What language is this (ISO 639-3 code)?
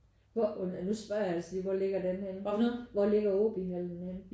dan